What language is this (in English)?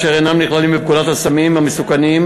Hebrew